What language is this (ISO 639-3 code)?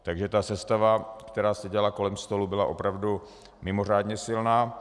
ces